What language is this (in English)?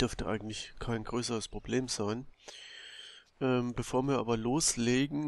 German